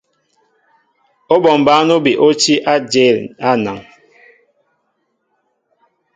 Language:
Mbo (Cameroon)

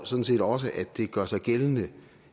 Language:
Danish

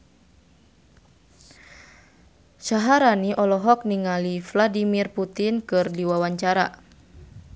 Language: Sundanese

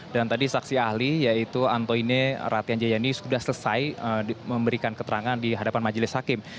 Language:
Indonesian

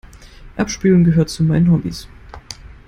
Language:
German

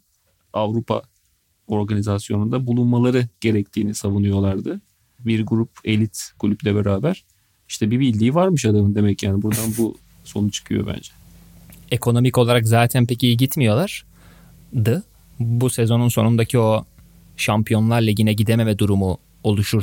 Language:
Turkish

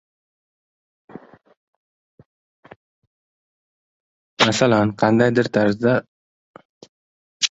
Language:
Uzbek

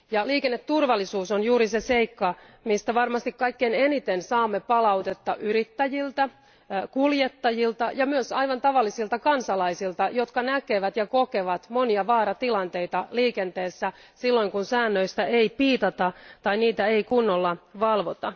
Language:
Finnish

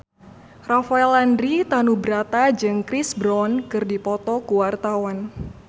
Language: Sundanese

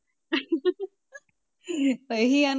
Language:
Punjabi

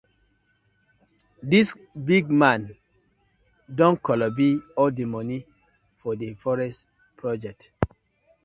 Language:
Nigerian Pidgin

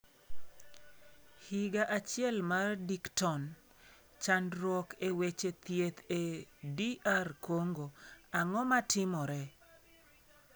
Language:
Luo (Kenya and Tanzania)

